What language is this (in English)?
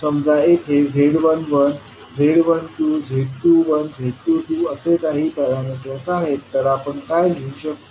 Marathi